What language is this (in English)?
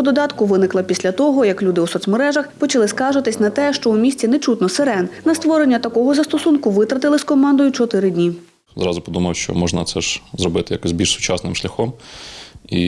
Ukrainian